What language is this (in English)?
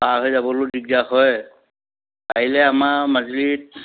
Assamese